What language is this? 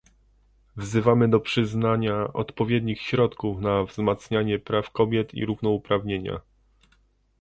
Polish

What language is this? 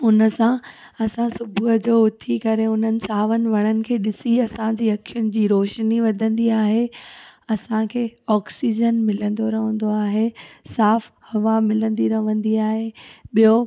Sindhi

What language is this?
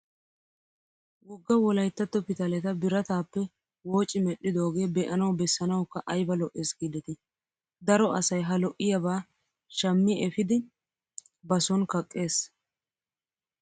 Wolaytta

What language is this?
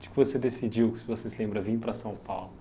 Portuguese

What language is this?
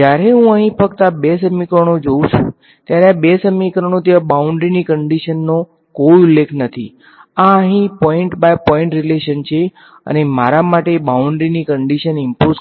Gujarati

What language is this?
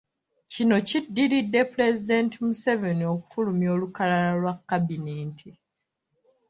Ganda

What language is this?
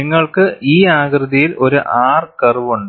Malayalam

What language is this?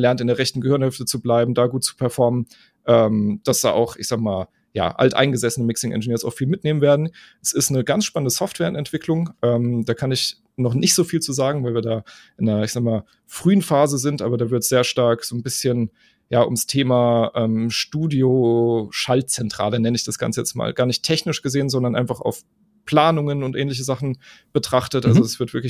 German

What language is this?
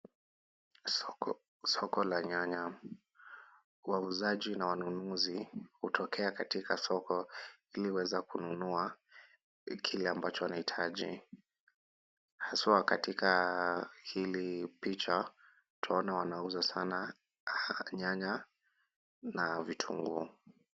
Swahili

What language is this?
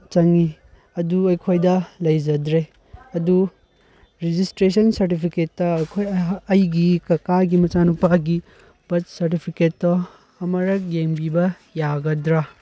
Manipuri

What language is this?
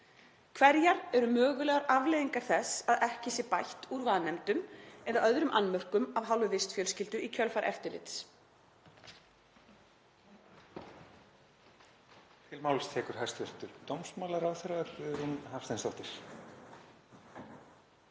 Icelandic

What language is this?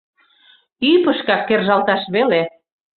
Mari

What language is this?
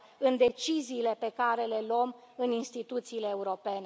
Romanian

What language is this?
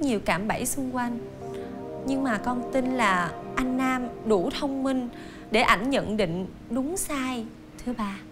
Vietnamese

